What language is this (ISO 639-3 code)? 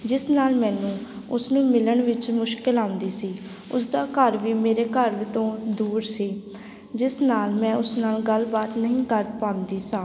pan